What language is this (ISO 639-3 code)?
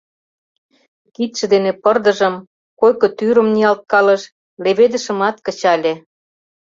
chm